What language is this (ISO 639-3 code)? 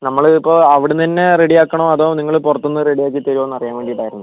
mal